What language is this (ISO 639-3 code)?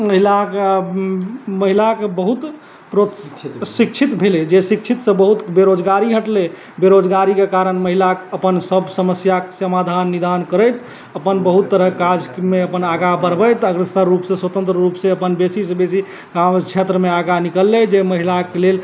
mai